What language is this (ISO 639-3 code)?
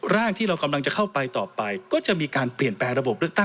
tha